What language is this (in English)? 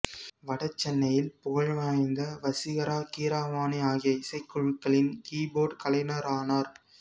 Tamil